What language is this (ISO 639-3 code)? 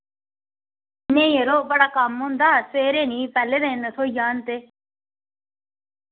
doi